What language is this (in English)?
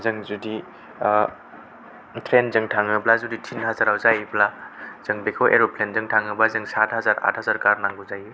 Bodo